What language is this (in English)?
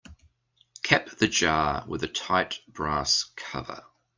English